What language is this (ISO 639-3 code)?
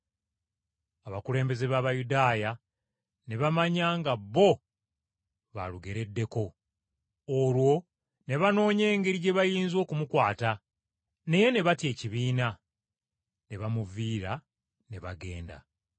lug